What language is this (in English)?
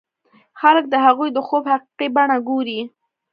Pashto